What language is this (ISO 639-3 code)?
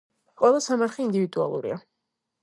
kat